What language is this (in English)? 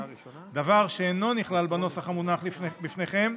Hebrew